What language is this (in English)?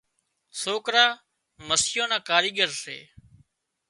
Wadiyara Koli